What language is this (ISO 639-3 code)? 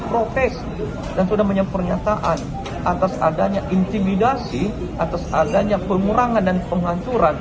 ind